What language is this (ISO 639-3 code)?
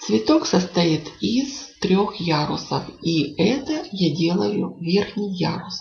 rus